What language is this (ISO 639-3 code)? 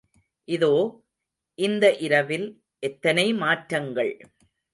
tam